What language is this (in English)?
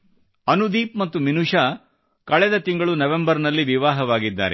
Kannada